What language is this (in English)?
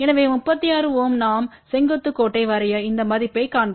Tamil